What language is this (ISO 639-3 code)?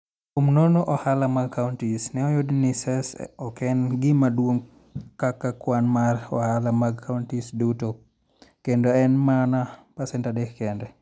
luo